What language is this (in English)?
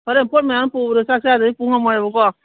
Manipuri